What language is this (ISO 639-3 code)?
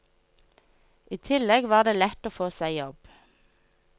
nor